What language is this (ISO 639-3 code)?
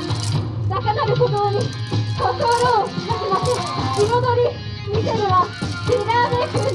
jpn